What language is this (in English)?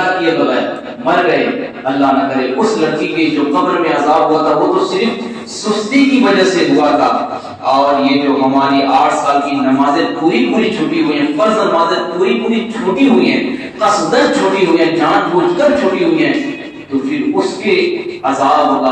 Urdu